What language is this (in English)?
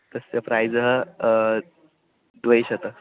Sanskrit